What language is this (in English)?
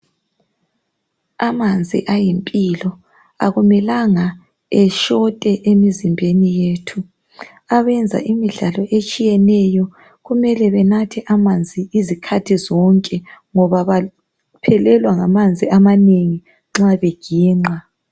North Ndebele